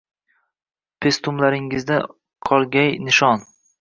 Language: Uzbek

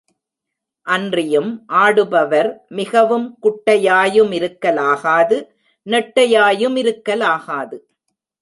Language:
Tamil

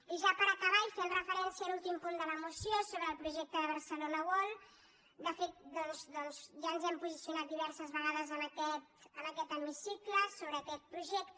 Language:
Catalan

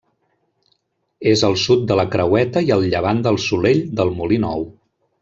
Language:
Catalan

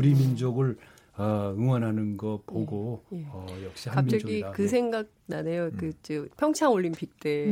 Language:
Korean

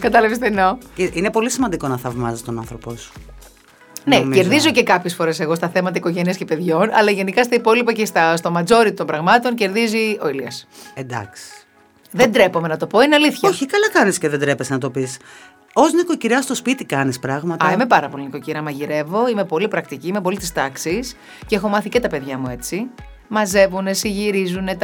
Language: Greek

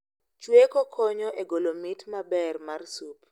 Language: Luo (Kenya and Tanzania)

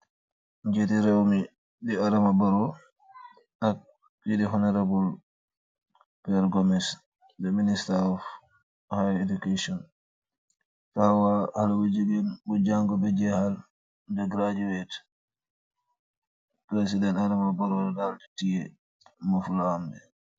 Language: Wolof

